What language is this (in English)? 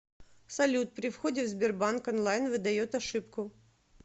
Russian